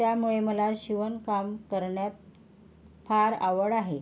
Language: Marathi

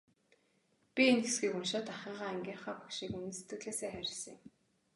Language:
Mongolian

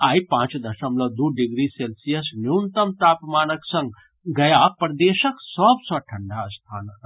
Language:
Maithili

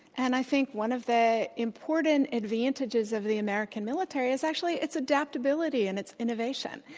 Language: English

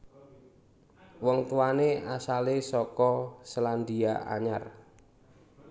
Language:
Javanese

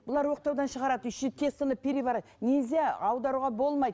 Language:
Kazakh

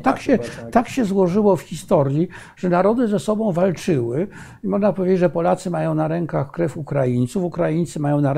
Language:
Polish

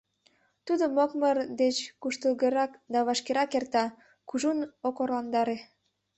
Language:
Mari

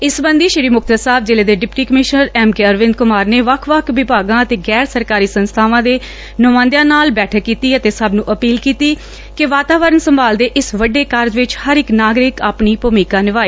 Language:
Punjabi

